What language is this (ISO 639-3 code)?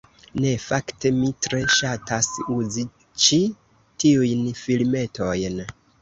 epo